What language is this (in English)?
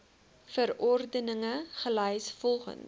Afrikaans